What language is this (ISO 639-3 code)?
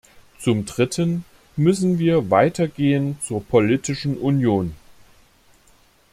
deu